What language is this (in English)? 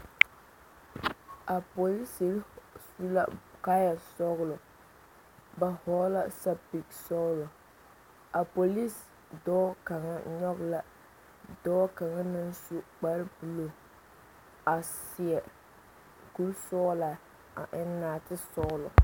Southern Dagaare